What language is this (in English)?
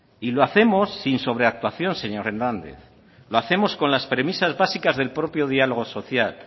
Spanish